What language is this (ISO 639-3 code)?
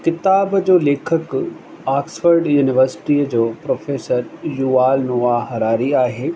snd